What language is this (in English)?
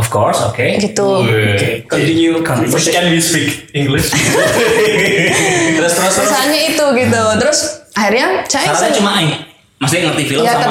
Indonesian